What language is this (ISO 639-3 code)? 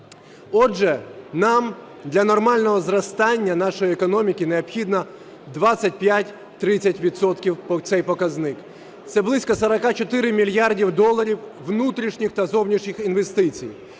ukr